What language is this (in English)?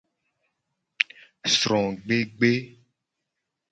Gen